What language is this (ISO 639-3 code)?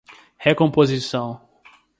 por